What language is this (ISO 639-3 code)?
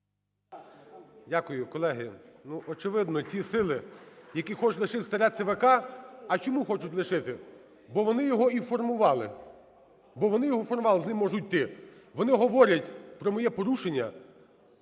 ukr